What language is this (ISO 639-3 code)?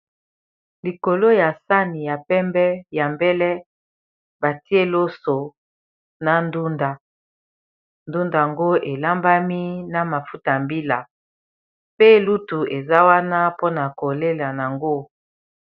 lin